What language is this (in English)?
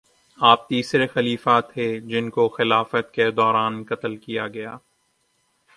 Urdu